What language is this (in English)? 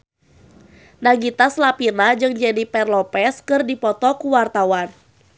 Sundanese